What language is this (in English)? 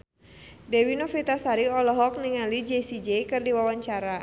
Sundanese